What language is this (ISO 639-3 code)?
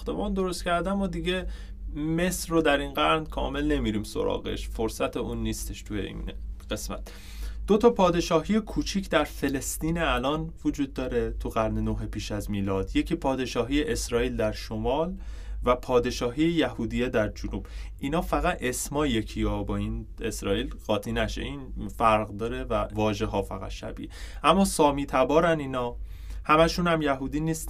fas